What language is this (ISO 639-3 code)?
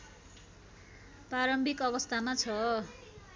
nep